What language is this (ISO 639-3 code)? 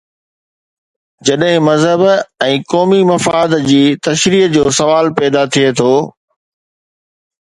snd